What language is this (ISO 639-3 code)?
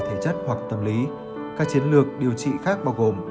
vie